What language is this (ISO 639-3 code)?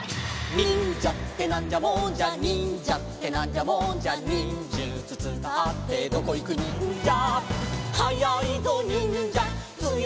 jpn